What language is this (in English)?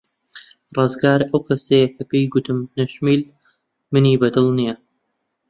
Central Kurdish